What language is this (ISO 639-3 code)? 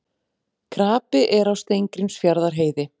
isl